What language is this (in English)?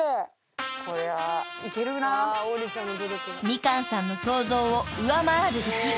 Japanese